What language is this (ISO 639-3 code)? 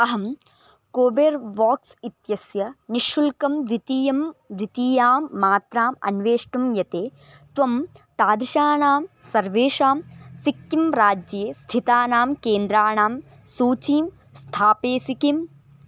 san